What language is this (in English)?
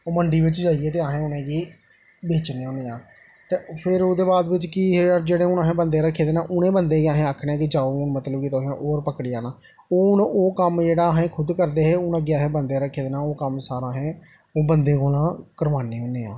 Dogri